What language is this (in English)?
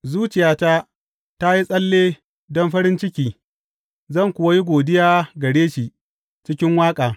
Hausa